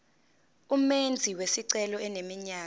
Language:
Zulu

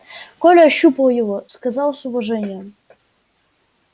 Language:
Russian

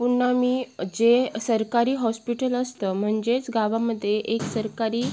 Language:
Marathi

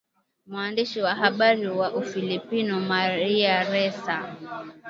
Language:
Swahili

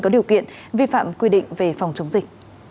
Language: Vietnamese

